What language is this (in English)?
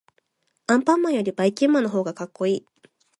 Japanese